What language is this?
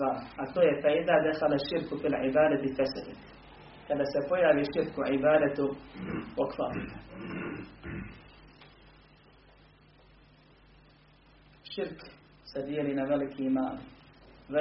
Croatian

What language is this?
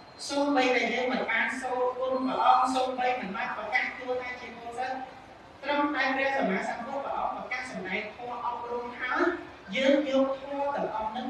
Vietnamese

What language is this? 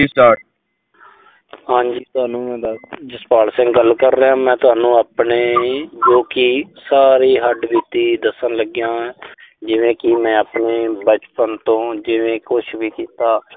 Punjabi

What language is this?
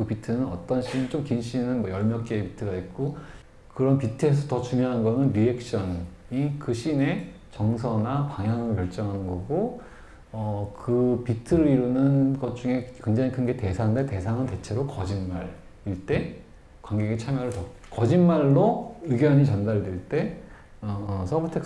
Korean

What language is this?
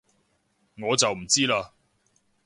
Cantonese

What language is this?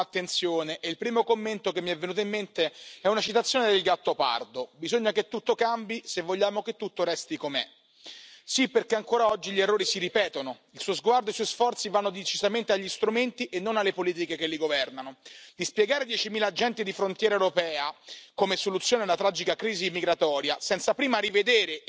Spanish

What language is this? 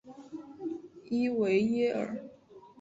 Chinese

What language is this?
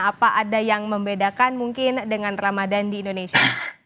Indonesian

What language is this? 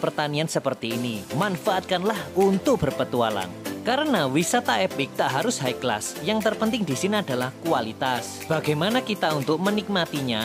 Indonesian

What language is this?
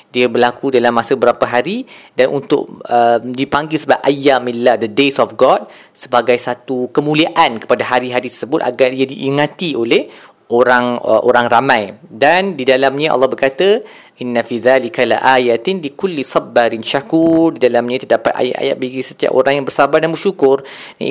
Malay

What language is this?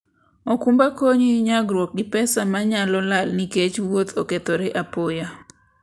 Luo (Kenya and Tanzania)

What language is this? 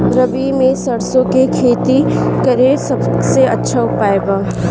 Bhojpuri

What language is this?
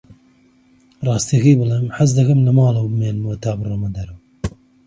Central Kurdish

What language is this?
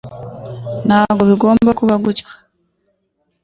Kinyarwanda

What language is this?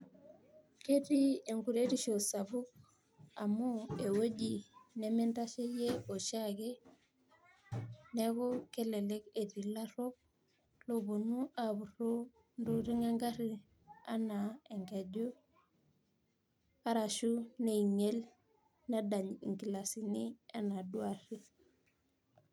Masai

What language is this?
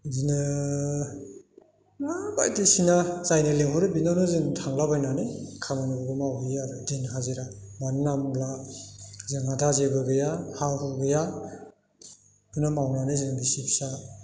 Bodo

